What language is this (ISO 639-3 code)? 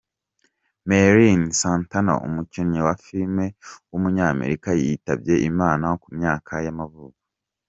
kin